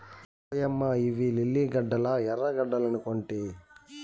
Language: Telugu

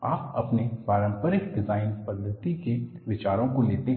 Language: Hindi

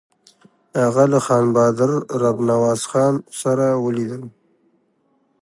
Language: Pashto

